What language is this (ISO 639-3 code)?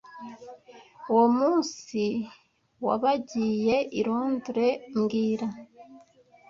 kin